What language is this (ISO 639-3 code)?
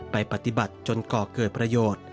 tha